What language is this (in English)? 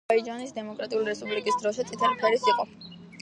Georgian